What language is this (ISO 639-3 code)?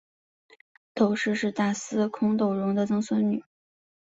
zho